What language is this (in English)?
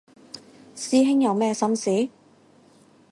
Cantonese